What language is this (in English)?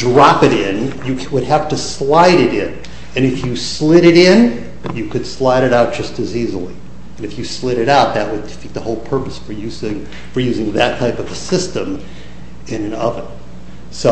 English